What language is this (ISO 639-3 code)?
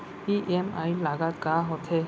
hne